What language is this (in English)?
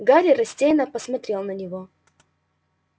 Russian